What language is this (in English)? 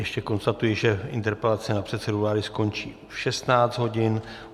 Czech